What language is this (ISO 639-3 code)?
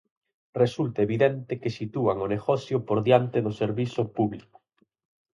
glg